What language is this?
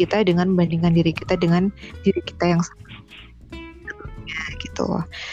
Indonesian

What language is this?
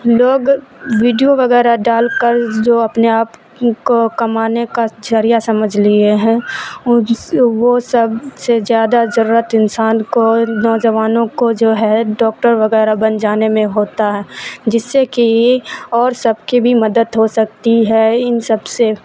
Urdu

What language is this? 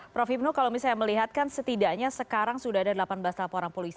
Indonesian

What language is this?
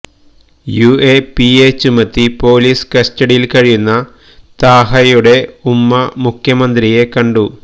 Malayalam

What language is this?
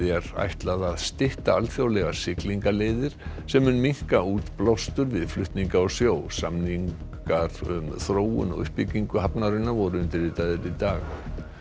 Icelandic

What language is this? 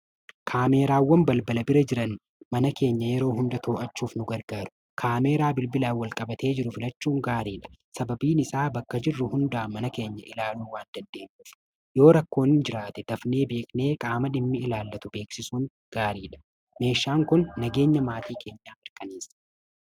Oromo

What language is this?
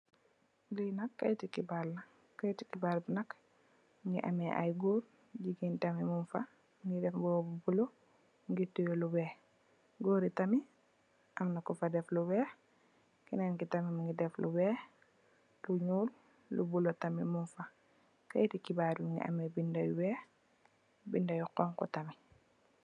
Wolof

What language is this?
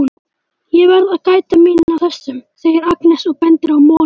Icelandic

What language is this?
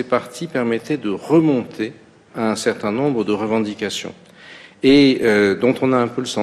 French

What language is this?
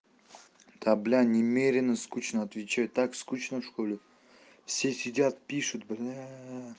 Russian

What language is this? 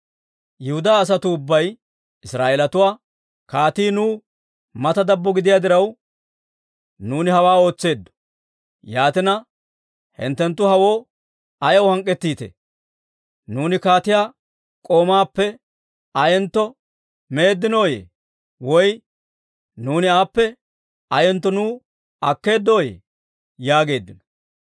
Dawro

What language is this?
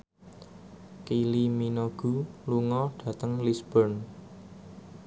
Javanese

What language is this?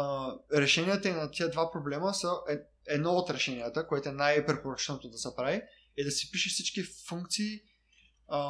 Bulgarian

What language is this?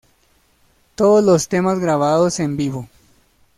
Spanish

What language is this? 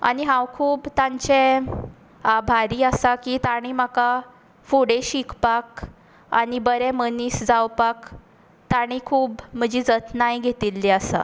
Konkani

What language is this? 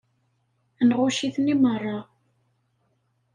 Kabyle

